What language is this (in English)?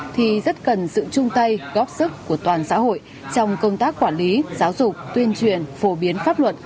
Vietnamese